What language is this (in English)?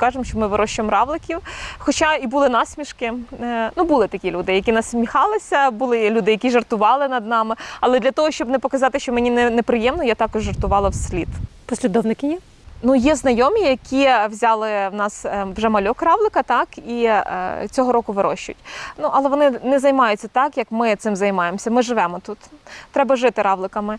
Ukrainian